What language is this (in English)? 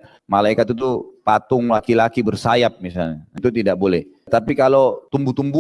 Indonesian